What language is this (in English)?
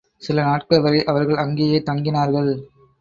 Tamil